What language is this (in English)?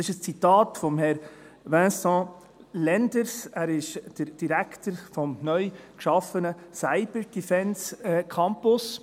Swiss German